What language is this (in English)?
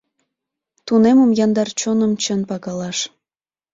Mari